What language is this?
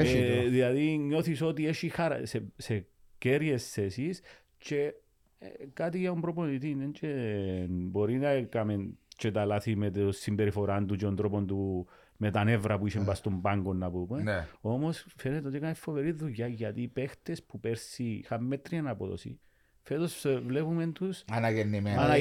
Greek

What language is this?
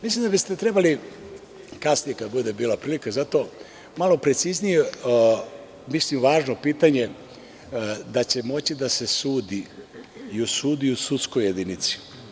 Serbian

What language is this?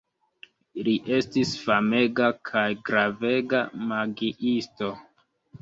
Esperanto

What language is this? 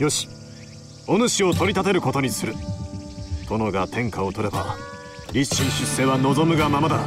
Japanese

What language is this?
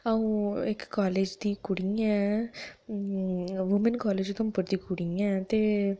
Dogri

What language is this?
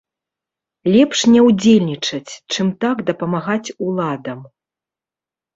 Belarusian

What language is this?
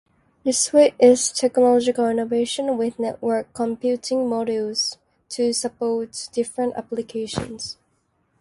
English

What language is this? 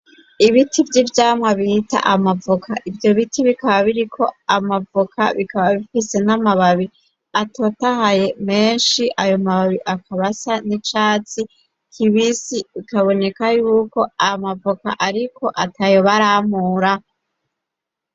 Rundi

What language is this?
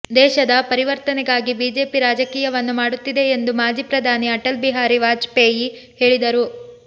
Kannada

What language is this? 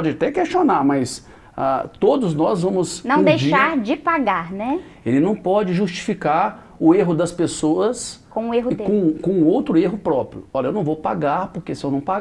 Portuguese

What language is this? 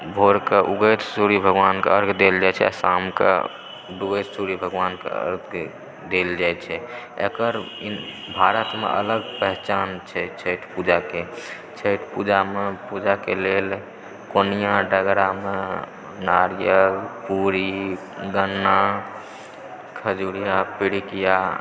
Maithili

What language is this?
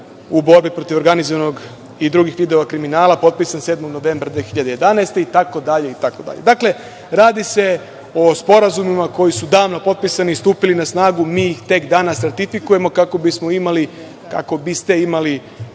Serbian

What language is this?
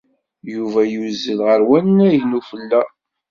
Kabyle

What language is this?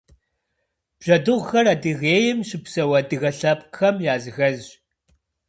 Kabardian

